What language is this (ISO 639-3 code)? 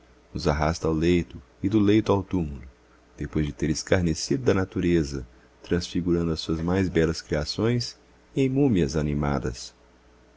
por